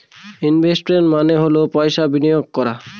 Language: Bangla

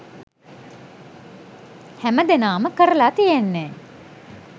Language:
Sinhala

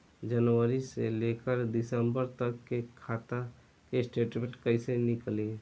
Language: Bhojpuri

